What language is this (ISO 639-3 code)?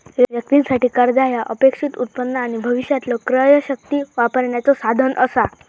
mar